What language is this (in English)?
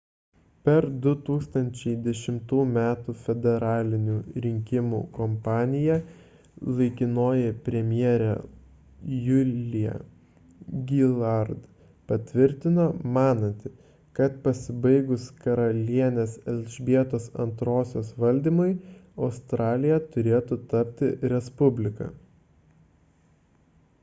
Lithuanian